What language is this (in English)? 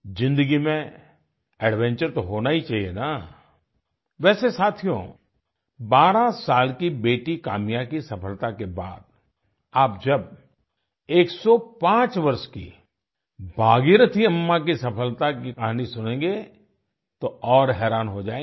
Hindi